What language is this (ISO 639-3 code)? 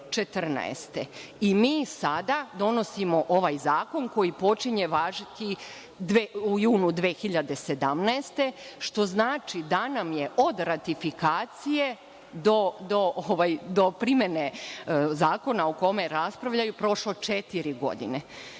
srp